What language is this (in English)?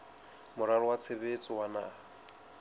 Southern Sotho